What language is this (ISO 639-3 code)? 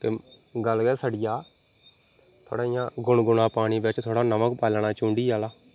doi